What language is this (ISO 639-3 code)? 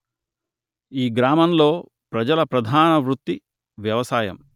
tel